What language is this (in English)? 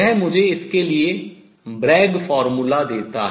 Hindi